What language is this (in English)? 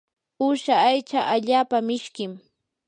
Yanahuanca Pasco Quechua